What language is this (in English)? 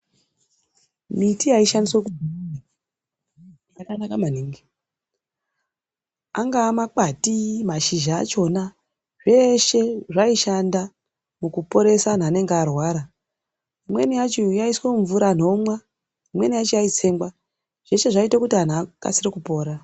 Ndau